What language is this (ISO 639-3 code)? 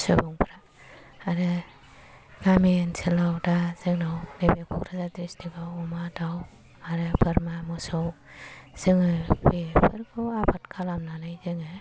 brx